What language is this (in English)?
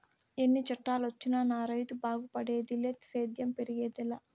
Telugu